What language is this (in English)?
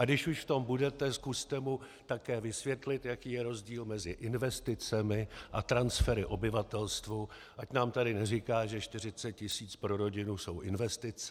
Czech